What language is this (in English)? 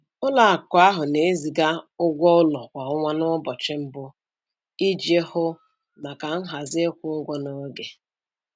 Igbo